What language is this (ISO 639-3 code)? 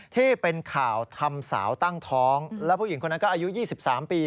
tha